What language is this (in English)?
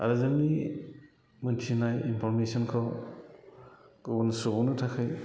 Bodo